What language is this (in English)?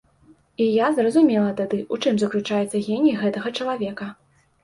Belarusian